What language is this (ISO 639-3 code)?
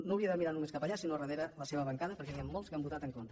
cat